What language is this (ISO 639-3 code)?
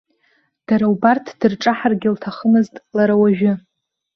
abk